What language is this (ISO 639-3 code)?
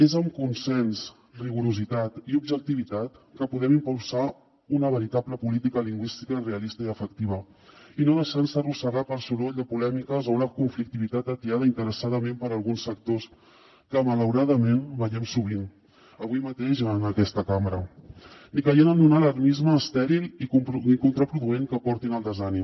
cat